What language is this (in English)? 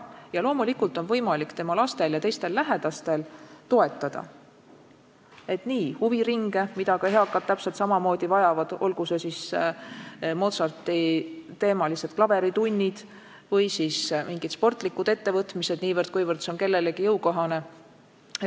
Estonian